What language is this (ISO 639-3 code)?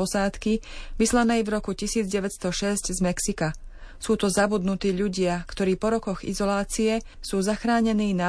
slk